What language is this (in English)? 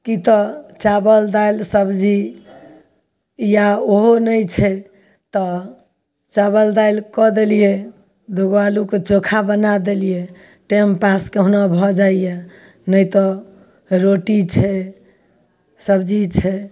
Maithili